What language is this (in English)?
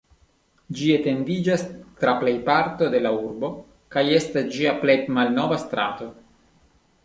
Esperanto